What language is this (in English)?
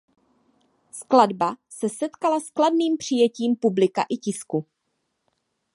Czech